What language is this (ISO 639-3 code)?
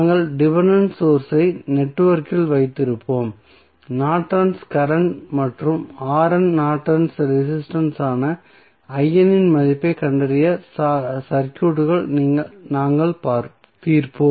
tam